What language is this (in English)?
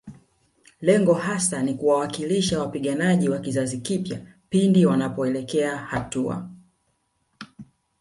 Swahili